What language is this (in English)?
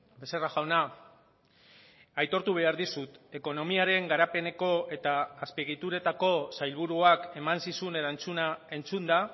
Basque